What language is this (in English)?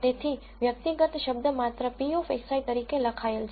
Gujarati